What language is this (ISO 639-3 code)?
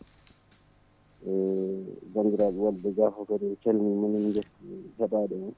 ful